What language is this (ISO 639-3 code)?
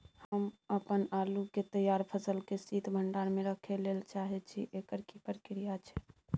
mai